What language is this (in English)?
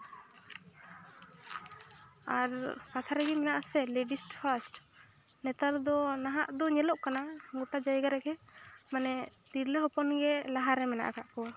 Santali